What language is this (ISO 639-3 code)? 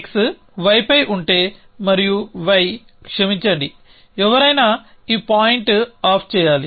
tel